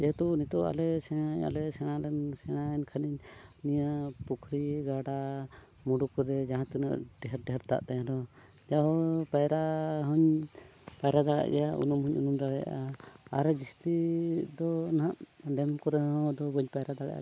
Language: Santali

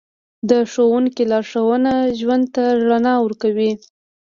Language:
Pashto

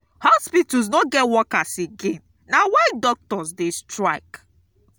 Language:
Nigerian Pidgin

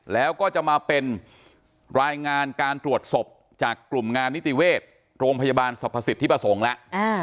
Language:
Thai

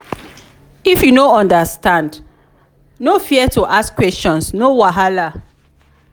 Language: Nigerian Pidgin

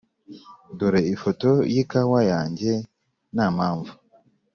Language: Kinyarwanda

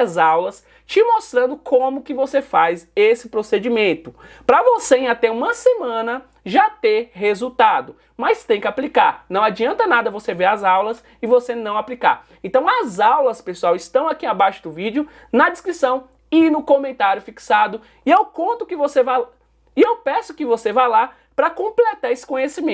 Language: Portuguese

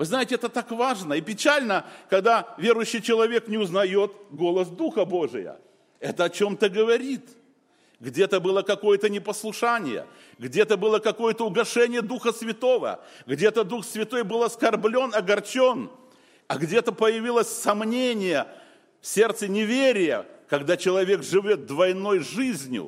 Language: Russian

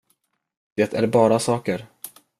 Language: Swedish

